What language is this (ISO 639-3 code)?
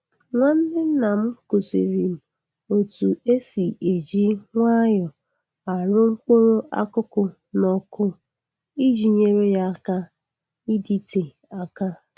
ibo